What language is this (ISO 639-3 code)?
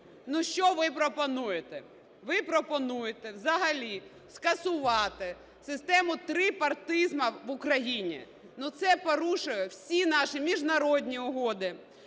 ukr